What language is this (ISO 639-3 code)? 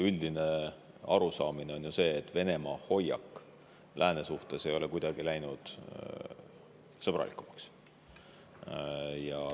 est